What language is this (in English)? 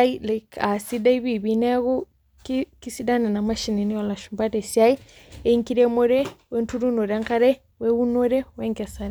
Masai